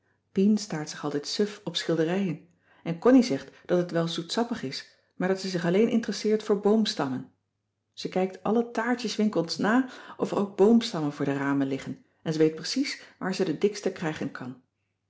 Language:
Dutch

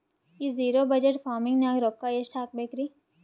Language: Kannada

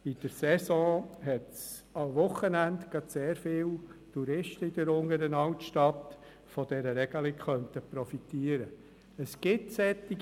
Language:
Swiss German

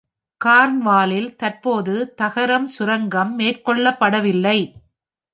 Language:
Tamil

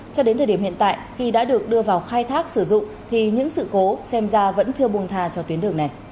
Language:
Vietnamese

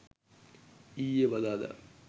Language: Sinhala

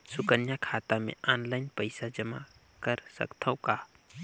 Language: Chhattisgarhi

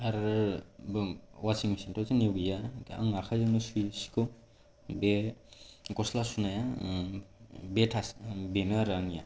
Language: Bodo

